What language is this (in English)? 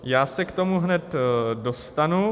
Czech